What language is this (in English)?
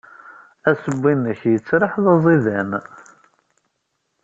Kabyle